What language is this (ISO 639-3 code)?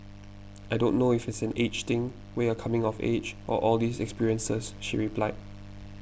eng